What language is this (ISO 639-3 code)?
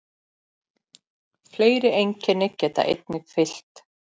isl